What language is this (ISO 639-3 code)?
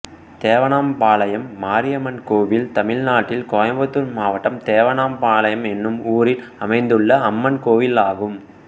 tam